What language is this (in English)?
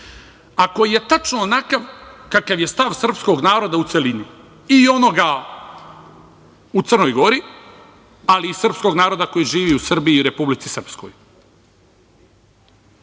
Serbian